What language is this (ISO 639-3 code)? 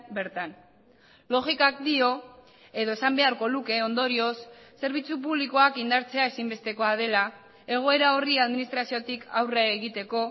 eus